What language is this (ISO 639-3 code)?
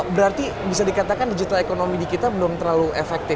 ind